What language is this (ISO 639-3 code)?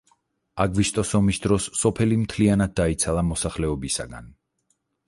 kat